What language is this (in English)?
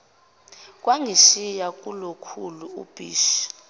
Zulu